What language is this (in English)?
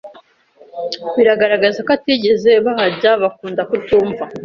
Kinyarwanda